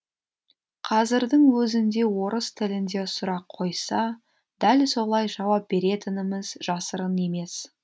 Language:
Kazakh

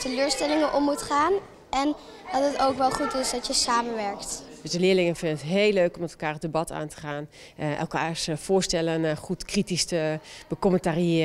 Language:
Dutch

